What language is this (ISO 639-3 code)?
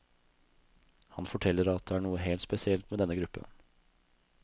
nor